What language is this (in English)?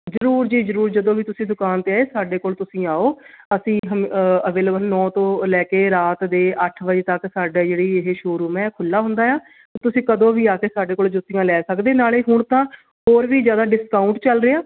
Punjabi